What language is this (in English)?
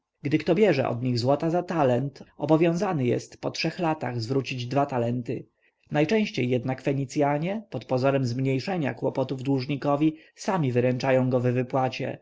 Polish